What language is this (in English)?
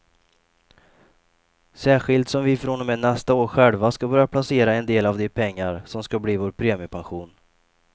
Swedish